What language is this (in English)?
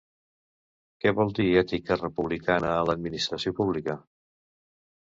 Catalan